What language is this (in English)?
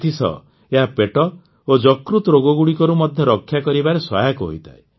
Odia